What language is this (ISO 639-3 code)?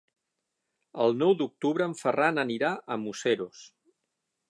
cat